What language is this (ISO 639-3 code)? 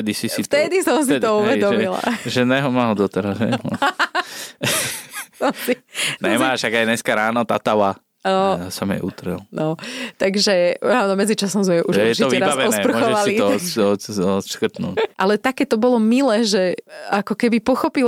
slk